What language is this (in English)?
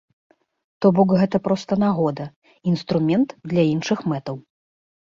Belarusian